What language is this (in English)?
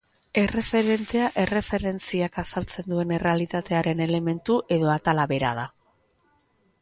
Basque